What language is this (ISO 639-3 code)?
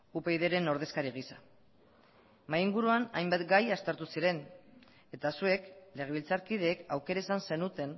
eus